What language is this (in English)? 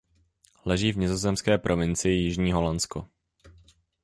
Czech